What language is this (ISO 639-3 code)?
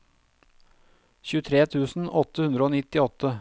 nor